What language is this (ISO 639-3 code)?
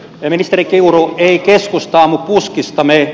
fin